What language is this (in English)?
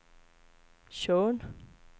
Swedish